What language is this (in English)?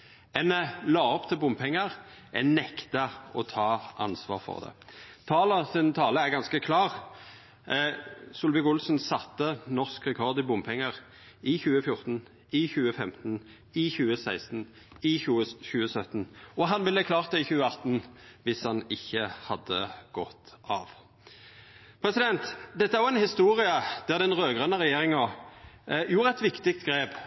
Norwegian Nynorsk